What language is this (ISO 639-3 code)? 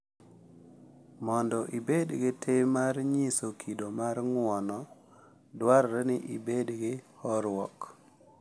luo